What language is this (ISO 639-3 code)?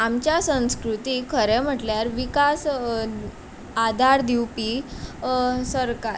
kok